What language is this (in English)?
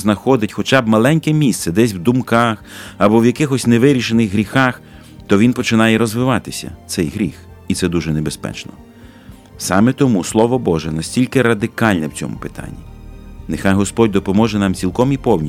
Ukrainian